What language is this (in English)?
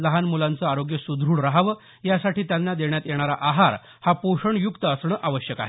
Marathi